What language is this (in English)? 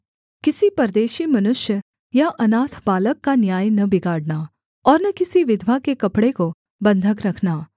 Hindi